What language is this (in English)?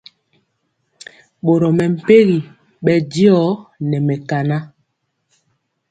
Mpiemo